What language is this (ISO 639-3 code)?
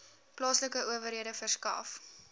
afr